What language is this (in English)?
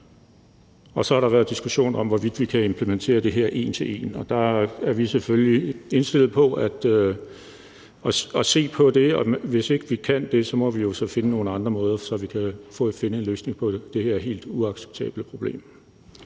Danish